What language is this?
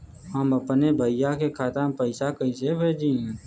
Bhojpuri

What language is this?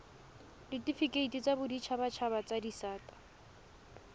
Tswana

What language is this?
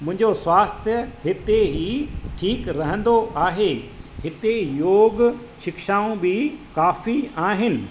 Sindhi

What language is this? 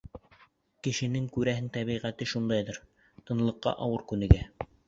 Bashkir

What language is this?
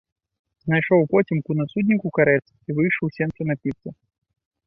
Belarusian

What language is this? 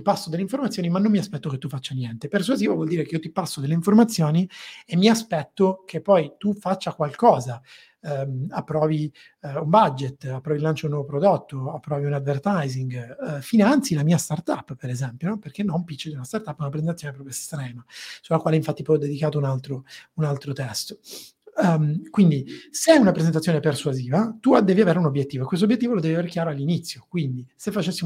Italian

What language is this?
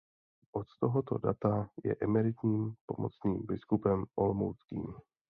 Czech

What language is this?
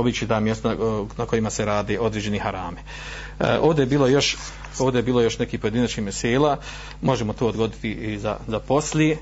Croatian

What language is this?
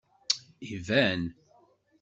Kabyle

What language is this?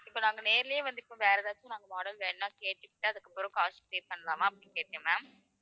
Tamil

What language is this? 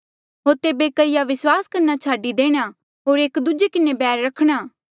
Mandeali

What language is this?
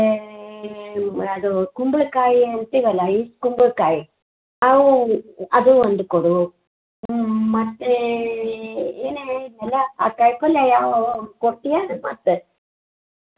Kannada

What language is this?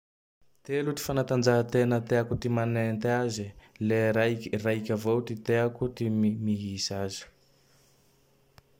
Tandroy-Mahafaly Malagasy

